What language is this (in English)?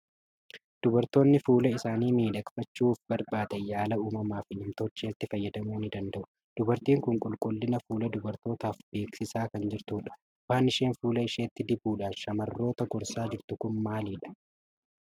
Oromo